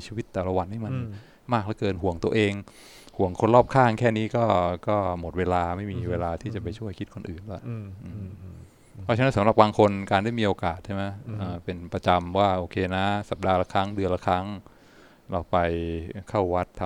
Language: Thai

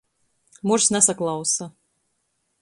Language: Latgalian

